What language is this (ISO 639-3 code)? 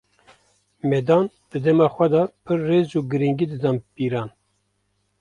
kur